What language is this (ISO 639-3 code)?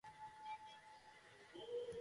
kat